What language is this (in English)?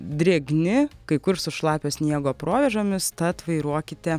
Lithuanian